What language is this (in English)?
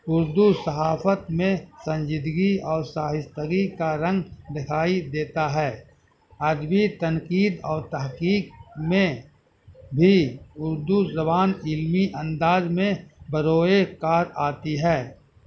Urdu